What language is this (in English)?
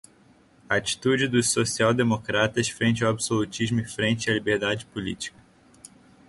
Portuguese